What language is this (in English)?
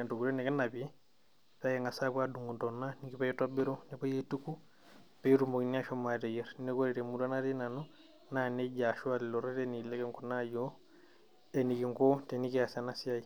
Masai